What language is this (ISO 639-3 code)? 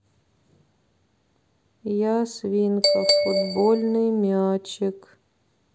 rus